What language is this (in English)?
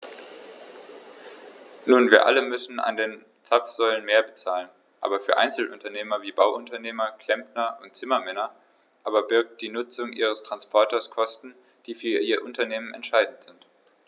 German